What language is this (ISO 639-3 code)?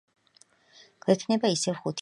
kat